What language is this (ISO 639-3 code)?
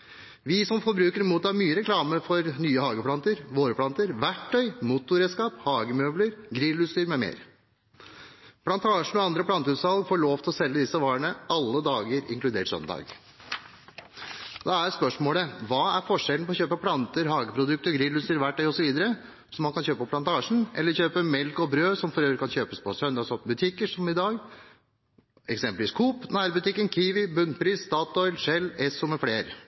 nob